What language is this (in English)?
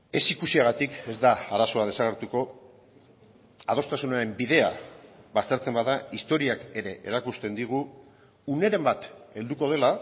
Basque